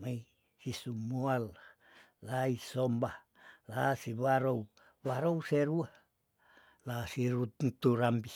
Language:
Tondano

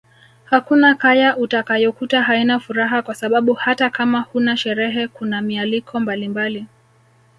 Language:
Swahili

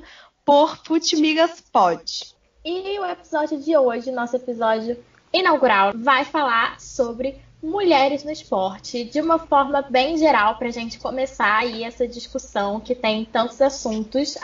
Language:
Portuguese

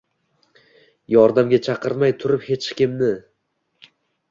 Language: Uzbek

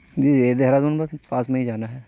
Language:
Urdu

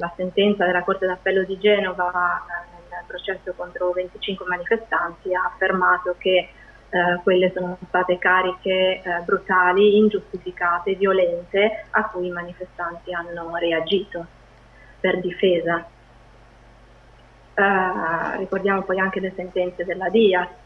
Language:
Italian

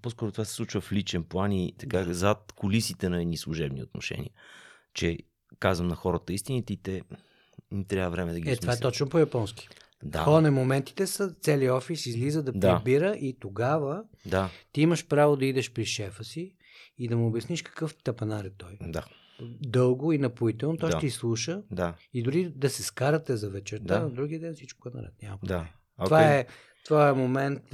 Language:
Bulgarian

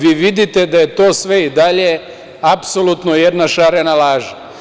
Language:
Serbian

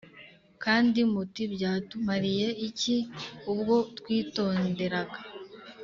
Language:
Kinyarwanda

